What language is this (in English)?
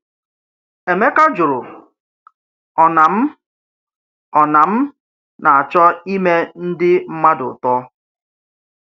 Igbo